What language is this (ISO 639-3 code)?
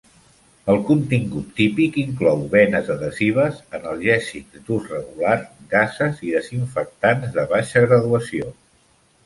cat